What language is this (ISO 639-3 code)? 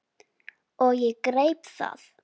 isl